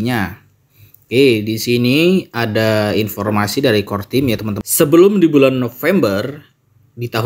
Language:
Indonesian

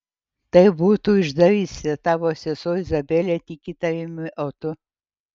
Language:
Lithuanian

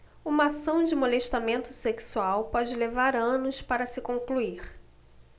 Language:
Portuguese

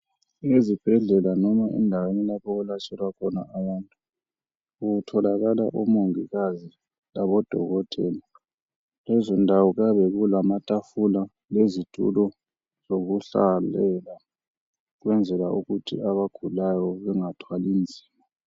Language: North Ndebele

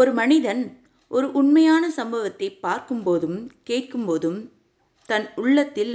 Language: Tamil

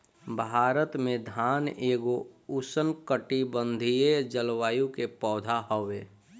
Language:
Bhojpuri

